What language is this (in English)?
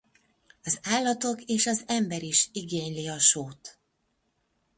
Hungarian